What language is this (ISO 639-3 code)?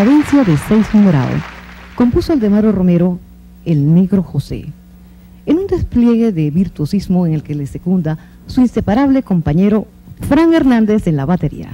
spa